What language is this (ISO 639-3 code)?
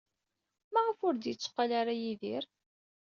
kab